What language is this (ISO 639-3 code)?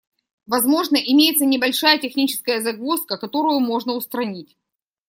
rus